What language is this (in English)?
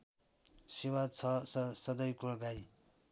Nepali